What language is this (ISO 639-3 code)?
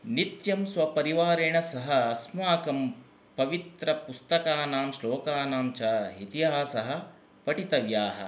san